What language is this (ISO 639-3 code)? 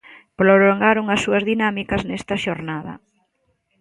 glg